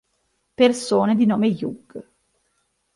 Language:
Italian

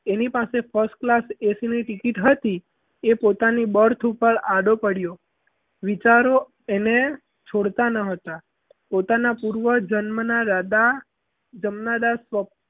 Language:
Gujarati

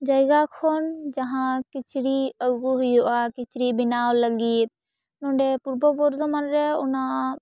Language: Santali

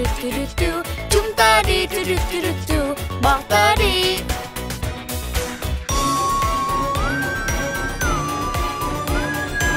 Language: Vietnamese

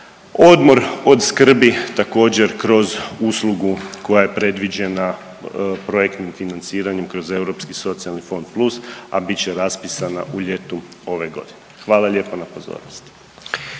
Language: Croatian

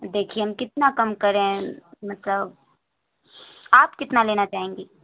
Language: Urdu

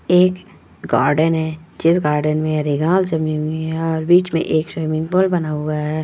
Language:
Magahi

